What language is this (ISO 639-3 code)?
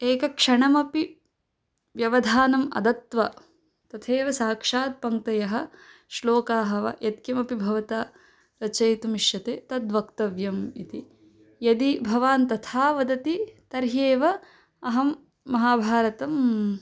san